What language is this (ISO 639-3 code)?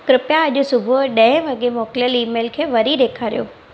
snd